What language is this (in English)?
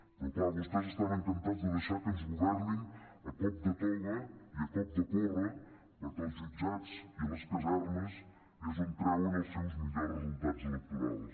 Catalan